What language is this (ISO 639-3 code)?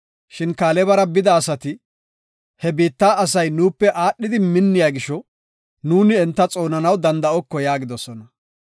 gof